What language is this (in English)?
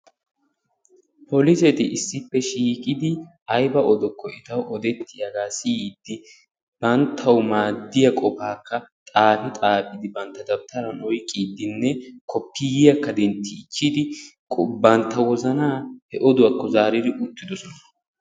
Wolaytta